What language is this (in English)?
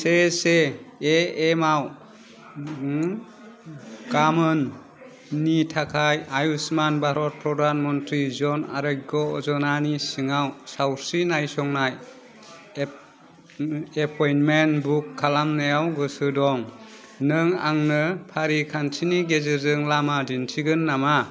Bodo